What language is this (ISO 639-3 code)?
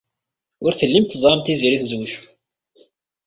kab